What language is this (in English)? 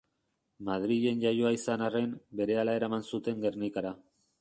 Basque